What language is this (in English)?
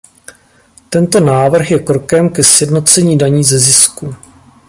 Czech